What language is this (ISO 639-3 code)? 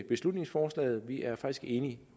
dan